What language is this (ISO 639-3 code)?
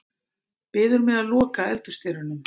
isl